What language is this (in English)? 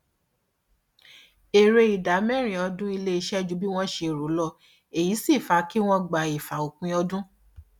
Yoruba